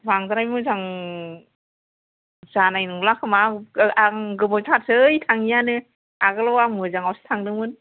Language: Bodo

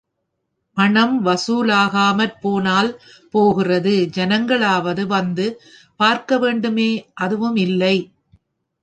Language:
Tamil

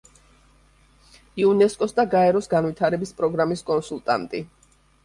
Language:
Georgian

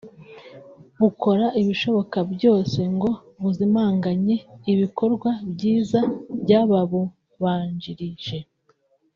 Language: Kinyarwanda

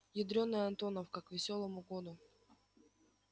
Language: Russian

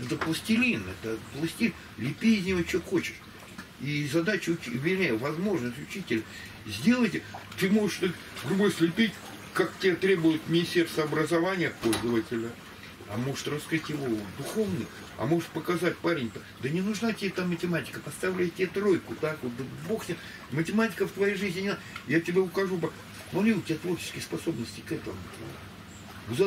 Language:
Russian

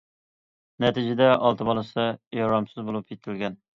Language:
Uyghur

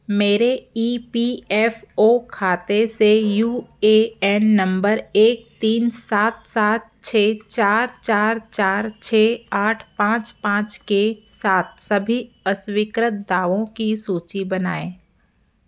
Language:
Hindi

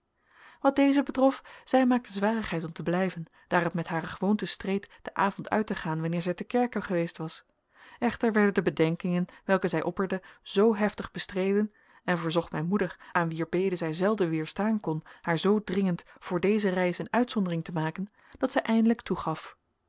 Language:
Dutch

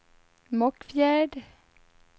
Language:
Swedish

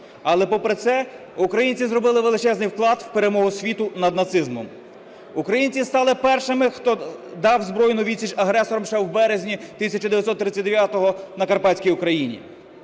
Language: Ukrainian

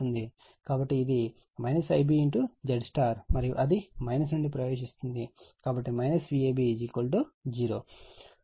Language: Telugu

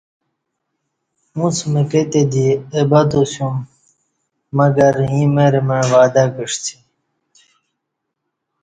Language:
Kati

